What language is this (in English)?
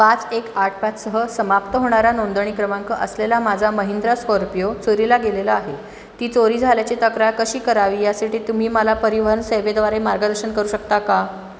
Marathi